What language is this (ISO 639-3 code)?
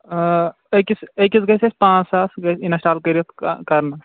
kas